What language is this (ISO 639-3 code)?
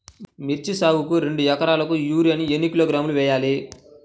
tel